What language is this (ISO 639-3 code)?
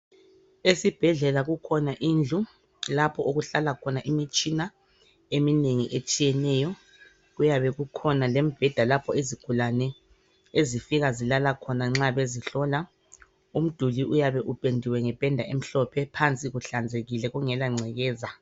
nde